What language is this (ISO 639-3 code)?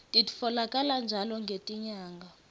ssw